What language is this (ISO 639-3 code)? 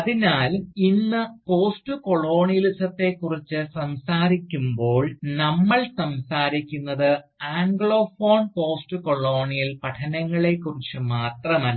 mal